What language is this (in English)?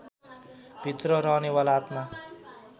Nepali